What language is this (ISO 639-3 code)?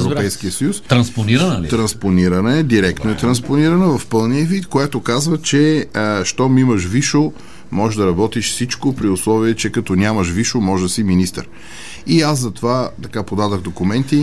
bul